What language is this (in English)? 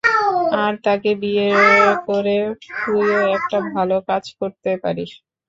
Bangla